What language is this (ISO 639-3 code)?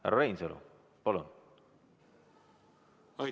est